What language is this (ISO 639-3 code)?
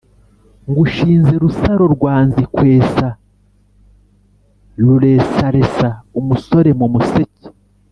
kin